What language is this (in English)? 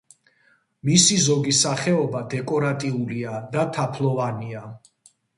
Georgian